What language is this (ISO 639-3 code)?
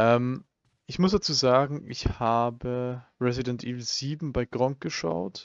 deu